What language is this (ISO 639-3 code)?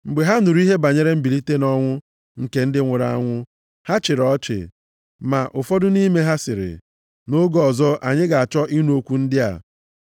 ibo